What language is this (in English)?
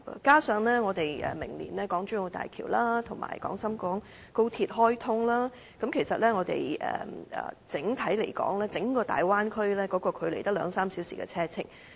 Cantonese